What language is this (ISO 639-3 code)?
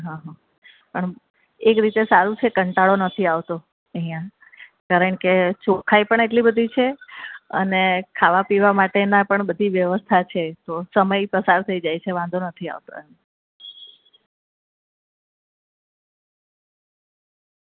guj